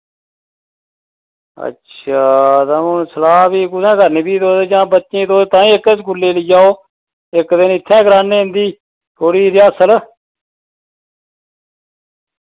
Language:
Dogri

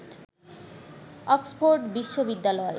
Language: Bangla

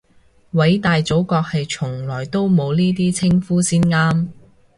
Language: Cantonese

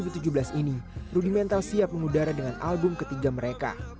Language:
Indonesian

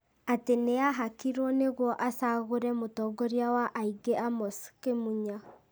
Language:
Kikuyu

